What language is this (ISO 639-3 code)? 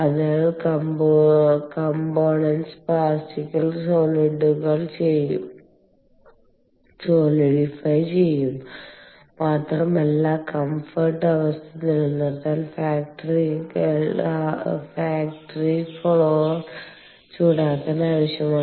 mal